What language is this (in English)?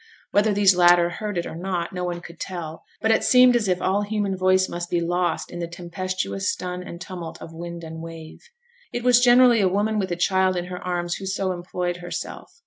English